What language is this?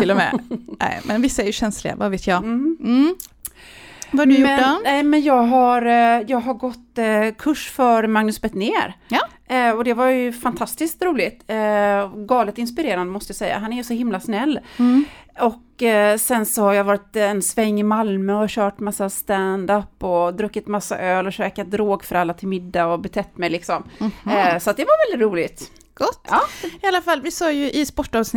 Swedish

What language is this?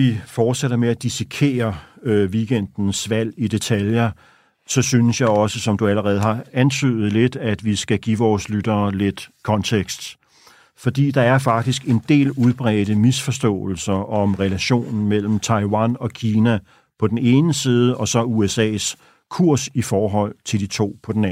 Danish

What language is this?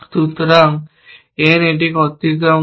Bangla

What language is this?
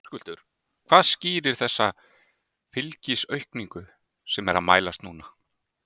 Icelandic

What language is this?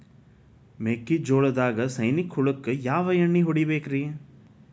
Kannada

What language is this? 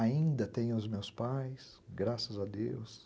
Portuguese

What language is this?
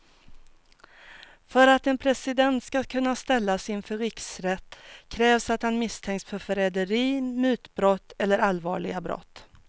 Swedish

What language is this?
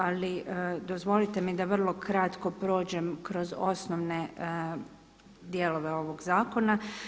Croatian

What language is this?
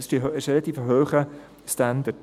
Swiss German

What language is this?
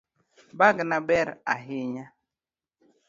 Luo (Kenya and Tanzania)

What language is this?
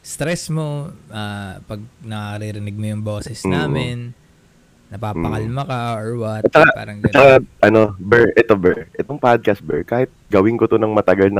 Filipino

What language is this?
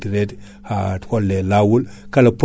Fula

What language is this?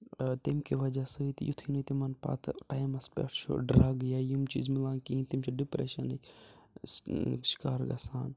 Kashmiri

